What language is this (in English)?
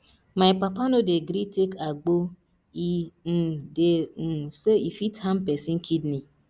Nigerian Pidgin